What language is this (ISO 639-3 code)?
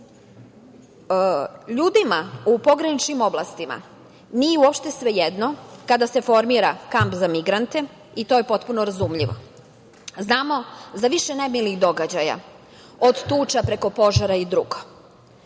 srp